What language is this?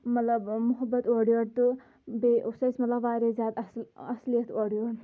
Kashmiri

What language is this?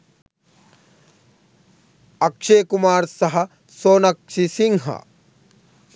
Sinhala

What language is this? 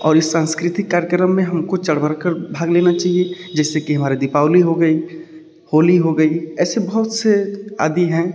Hindi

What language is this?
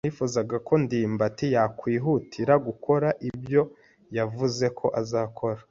Kinyarwanda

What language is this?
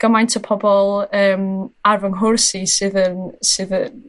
Welsh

